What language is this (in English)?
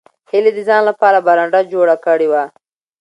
Pashto